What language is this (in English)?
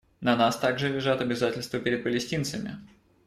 Russian